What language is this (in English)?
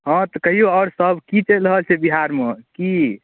Maithili